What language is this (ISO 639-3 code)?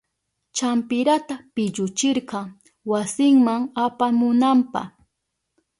qup